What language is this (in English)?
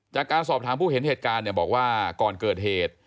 Thai